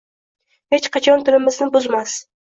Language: Uzbek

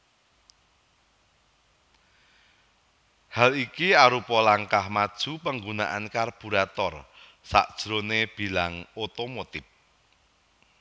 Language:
Javanese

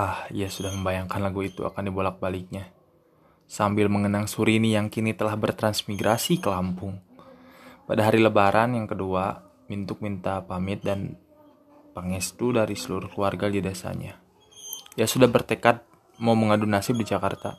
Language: Indonesian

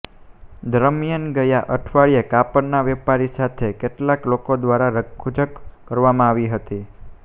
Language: Gujarati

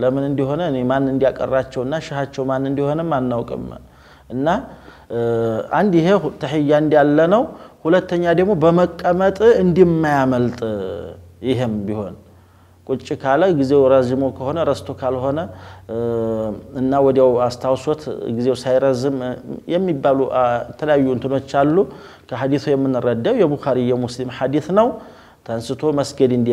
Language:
Arabic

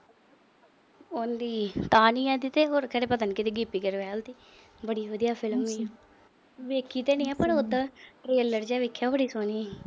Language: Punjabi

